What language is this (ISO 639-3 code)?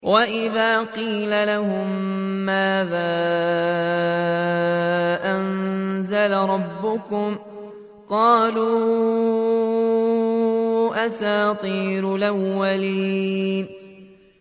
ara